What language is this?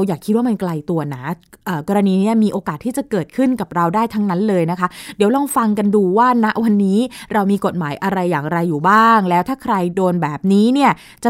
Thai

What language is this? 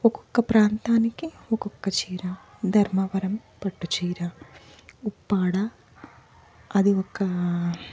Telugu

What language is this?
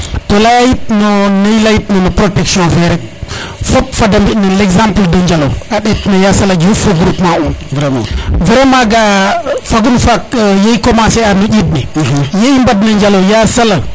Serer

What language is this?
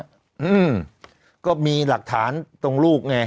Thai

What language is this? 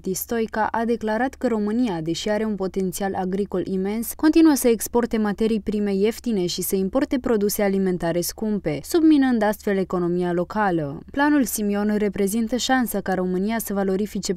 Romanian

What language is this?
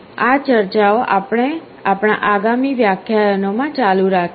Gujarati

